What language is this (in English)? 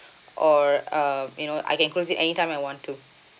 English